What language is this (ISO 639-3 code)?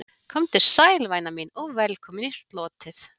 isl